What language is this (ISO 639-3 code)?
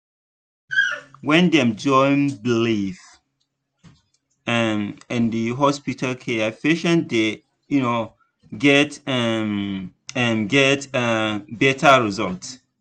pcm